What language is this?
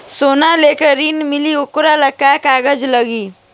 Bhojpuri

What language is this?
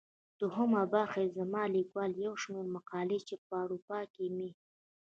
Pashto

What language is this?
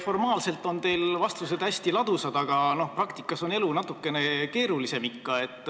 Estonian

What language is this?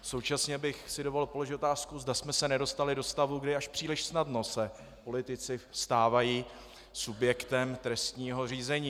Czech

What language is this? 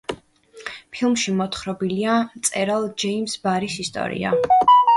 Georgian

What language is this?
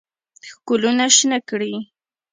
Pashto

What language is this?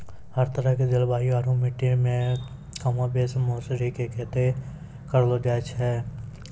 Maithili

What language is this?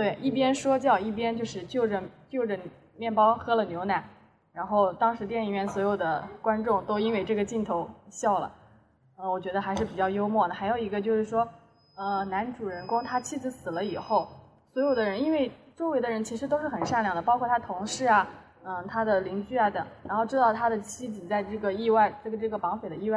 Chinese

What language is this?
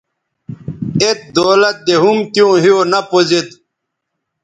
Bateri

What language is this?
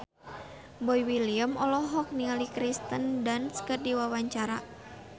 Sundanese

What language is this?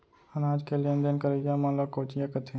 Chhattisgarhi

